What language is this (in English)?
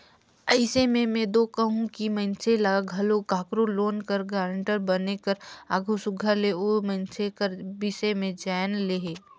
Chhattisgarhi